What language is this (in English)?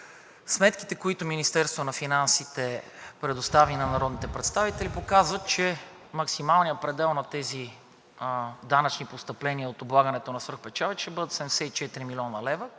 Bulgarian